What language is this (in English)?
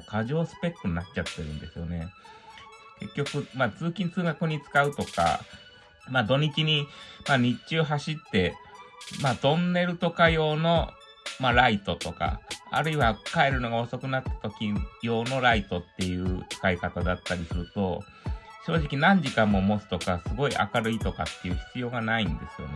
Japanese